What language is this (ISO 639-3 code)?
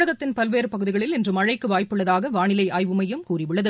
tam